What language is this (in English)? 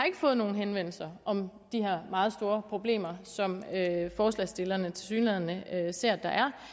Danish